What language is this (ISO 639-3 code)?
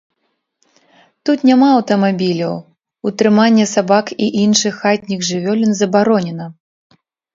bel